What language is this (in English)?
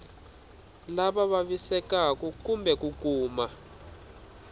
Tsonga